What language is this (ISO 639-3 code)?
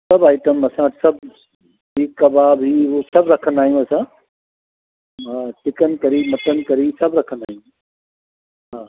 snd